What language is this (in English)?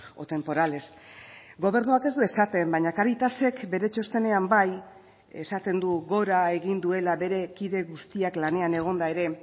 Basque